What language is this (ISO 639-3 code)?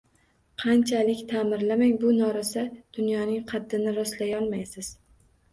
uzb